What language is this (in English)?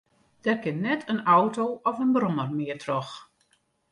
Western Frisian